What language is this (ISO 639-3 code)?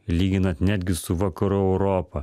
lit